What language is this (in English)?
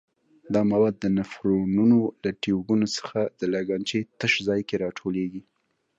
Pashto